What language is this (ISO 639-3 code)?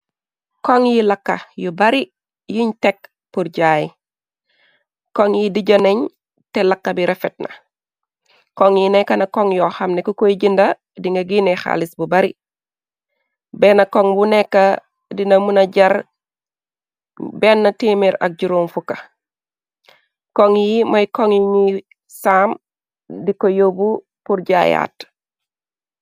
wol